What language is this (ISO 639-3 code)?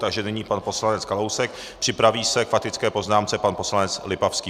ces